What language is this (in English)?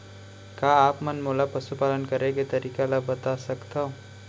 Chhattisgarhi